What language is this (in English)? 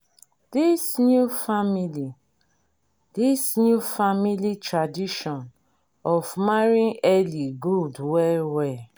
Nigerian Pidgin